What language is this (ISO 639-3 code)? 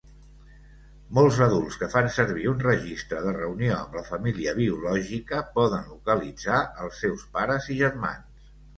cat